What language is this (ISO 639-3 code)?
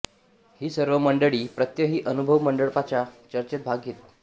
mar